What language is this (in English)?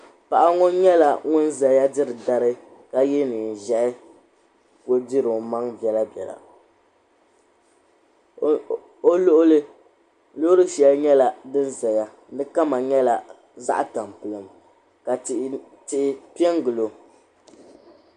Dagbani